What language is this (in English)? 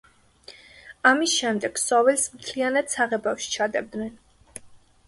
Georgian